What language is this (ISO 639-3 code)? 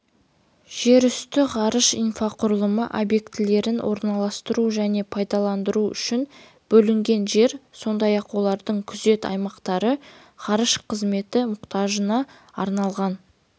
kaz